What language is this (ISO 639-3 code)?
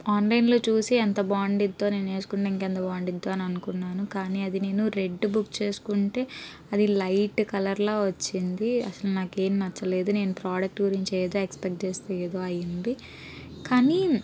tel